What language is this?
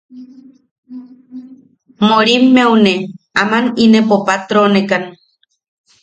Yaqui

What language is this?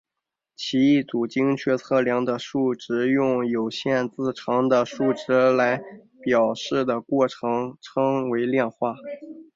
Chinese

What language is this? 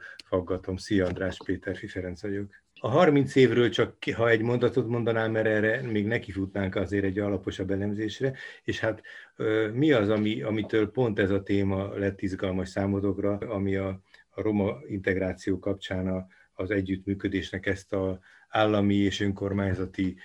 Hungarian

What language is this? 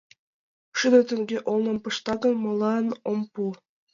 Mari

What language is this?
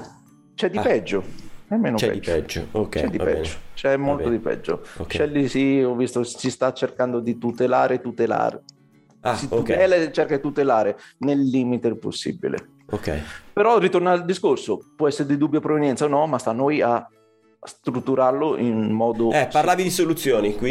Italian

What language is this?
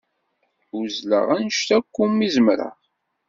Kabyle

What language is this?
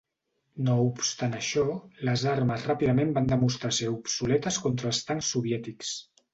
Catalan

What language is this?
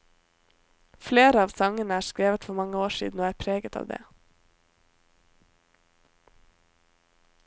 Norwegian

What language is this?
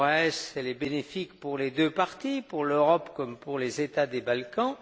French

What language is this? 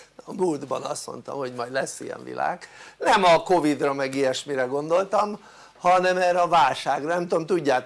Hungarian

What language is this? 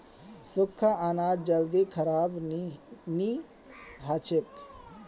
Magahi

